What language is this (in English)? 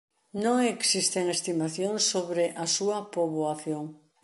Galician